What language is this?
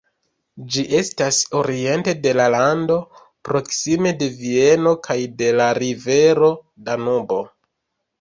Esperanto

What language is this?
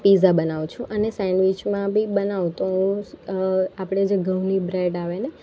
Gujarati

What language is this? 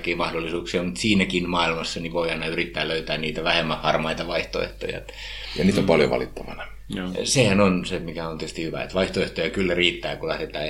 Finnish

